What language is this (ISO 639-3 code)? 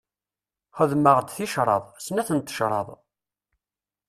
kab